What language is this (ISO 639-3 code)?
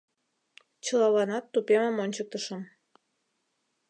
chm